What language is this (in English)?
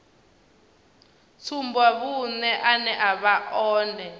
Venda